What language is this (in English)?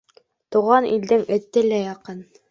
Bashkir